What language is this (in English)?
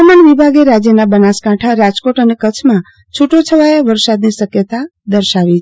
Gujarati